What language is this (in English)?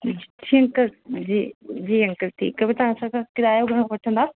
Sindhi